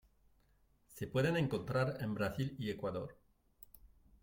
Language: Spanish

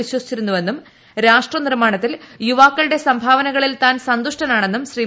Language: Malayalam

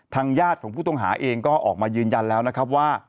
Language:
Thai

